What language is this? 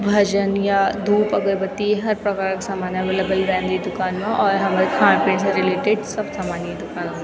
Garhwali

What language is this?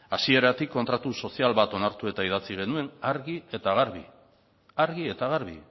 Basque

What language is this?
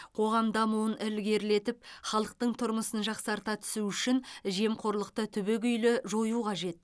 Kazakh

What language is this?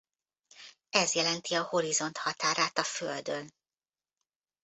Hungarian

